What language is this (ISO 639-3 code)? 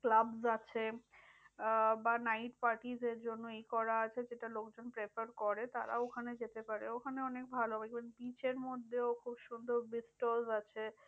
ben